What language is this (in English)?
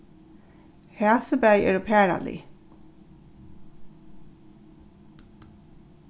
Faroese